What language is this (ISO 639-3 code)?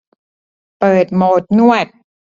tha